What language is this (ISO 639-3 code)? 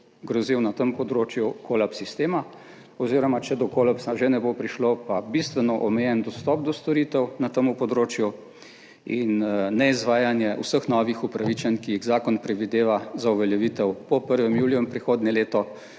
slv